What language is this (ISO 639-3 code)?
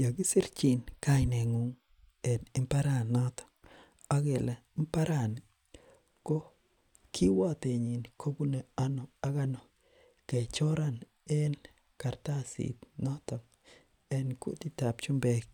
kln